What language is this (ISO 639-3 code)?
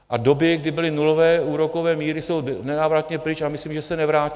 ces